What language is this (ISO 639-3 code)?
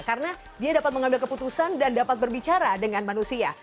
ind